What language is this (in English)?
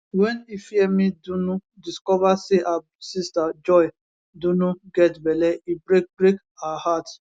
Nigerian Pidgin